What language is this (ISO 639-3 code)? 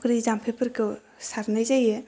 brx